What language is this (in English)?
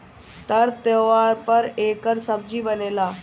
Bhojpuri